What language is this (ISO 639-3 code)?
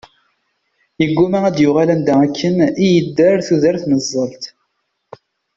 kab